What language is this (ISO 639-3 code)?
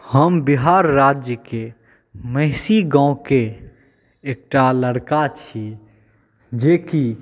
mai